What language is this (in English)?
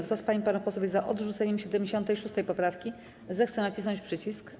Polish